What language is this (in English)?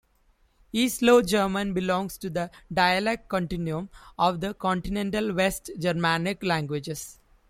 English